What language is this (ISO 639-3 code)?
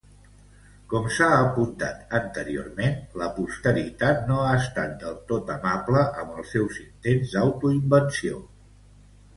cat